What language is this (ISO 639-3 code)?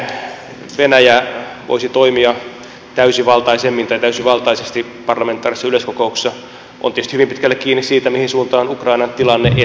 fin